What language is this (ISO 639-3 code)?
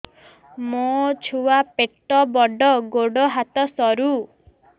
ori